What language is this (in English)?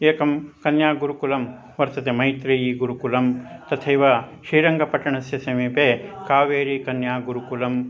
Sanskrit